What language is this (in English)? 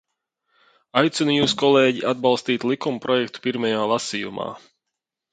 Latvian